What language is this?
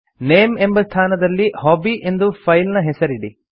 Kannada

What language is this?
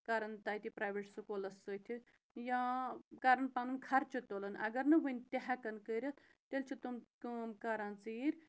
Kashmiri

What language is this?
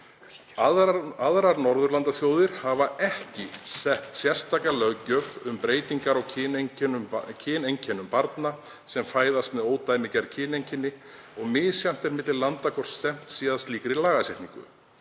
Icelandic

